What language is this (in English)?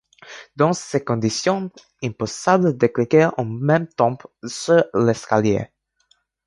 French